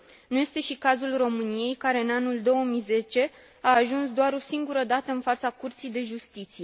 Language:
Romanian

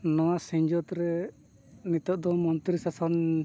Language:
Santali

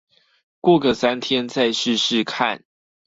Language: Chinese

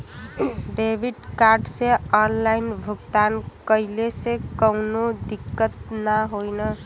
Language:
Bhojpuri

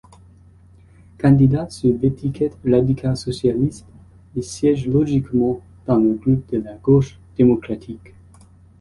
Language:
French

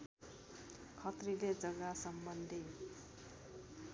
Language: Nepali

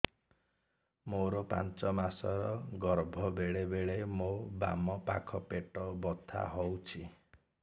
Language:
Odia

